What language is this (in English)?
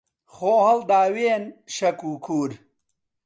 Central Kurdish